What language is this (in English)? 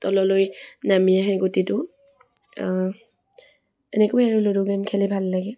Assamese